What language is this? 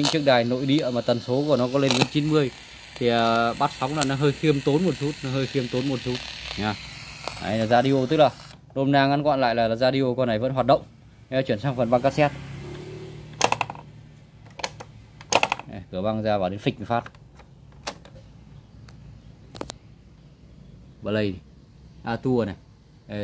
Vietnamese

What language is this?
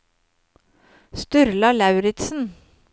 Norwegian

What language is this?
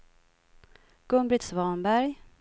Swedish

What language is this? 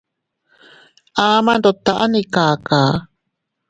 Teutila Cuicatec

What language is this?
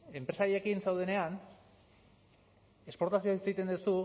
Basque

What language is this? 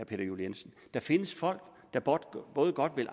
Danish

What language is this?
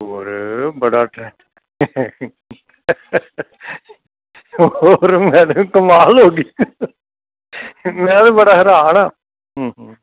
Punjabi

